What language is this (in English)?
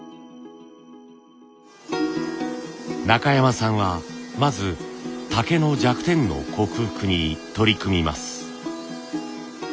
Japanese